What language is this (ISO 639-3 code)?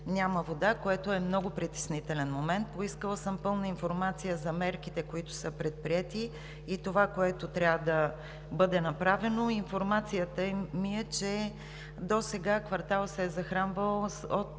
bul